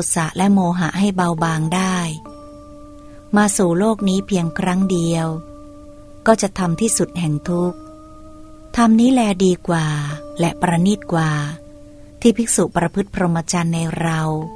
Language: Thai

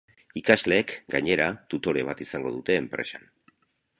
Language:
Basque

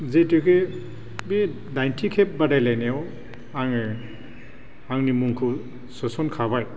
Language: Bodo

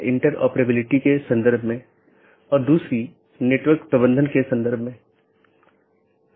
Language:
Hindi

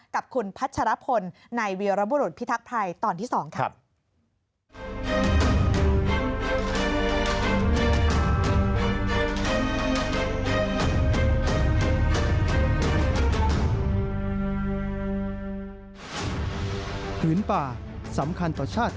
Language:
Thai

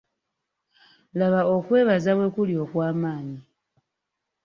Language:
Ganda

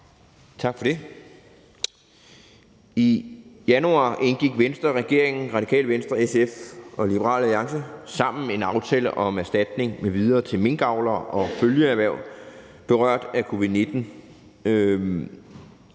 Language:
Danish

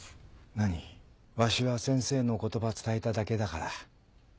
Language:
Japanese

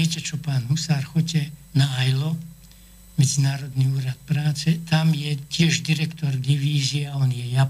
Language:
Slovak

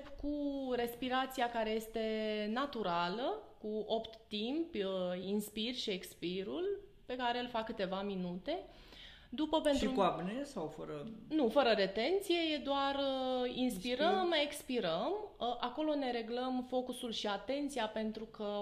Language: Romanian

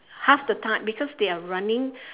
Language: English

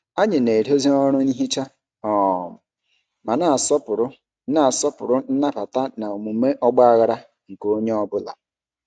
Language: Igbo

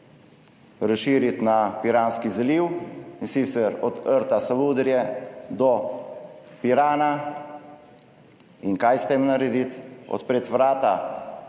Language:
Slovenian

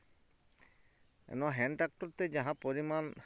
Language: Santali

